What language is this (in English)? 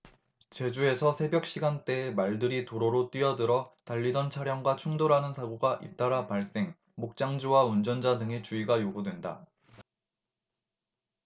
Korean